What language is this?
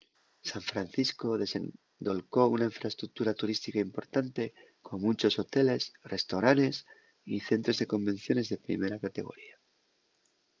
Asturian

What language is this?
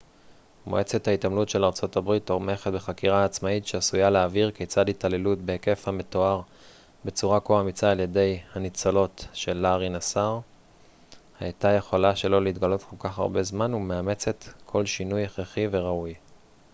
Hebrew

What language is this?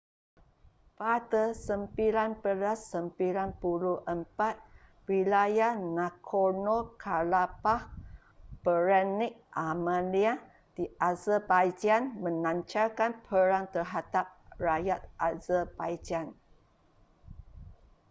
Malay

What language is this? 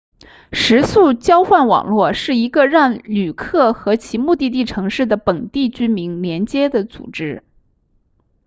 Chinese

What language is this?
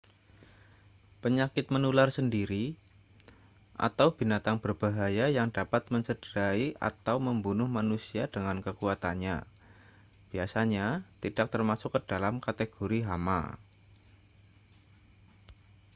Indonesian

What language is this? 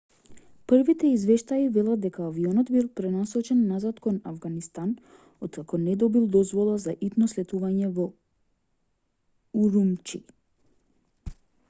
Macedonian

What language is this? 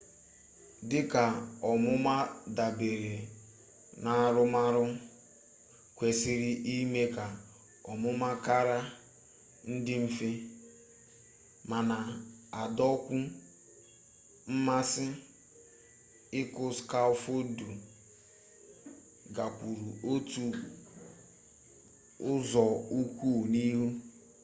Igbo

